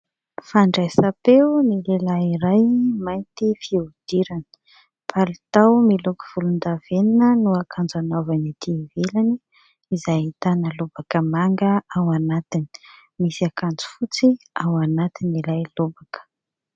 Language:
Malagasy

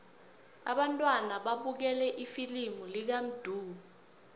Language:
South Ndebele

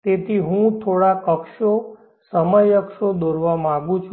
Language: Gujarati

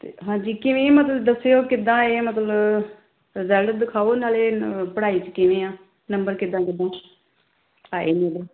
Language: Punjabi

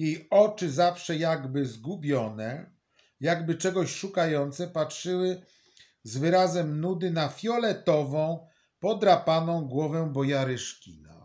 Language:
Polish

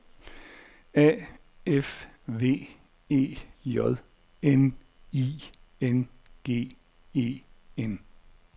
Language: Danish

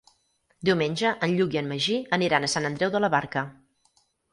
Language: Catalan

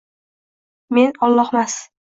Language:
Uzbek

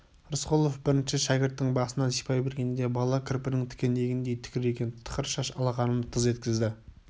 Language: Kazakh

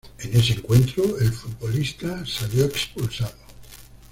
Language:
Spanish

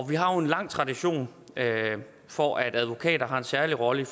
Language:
Danish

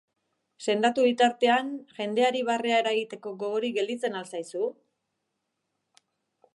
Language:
Basque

